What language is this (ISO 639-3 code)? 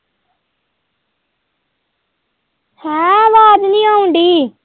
pan